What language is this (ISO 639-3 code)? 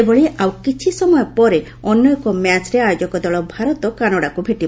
ori